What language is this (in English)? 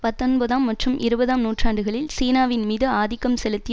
Tamil